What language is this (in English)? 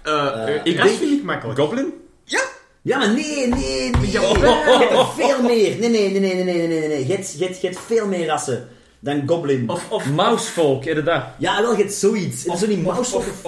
Dutch